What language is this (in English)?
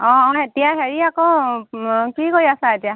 Assamese